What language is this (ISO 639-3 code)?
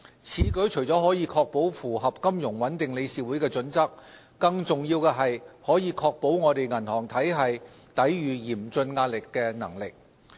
yue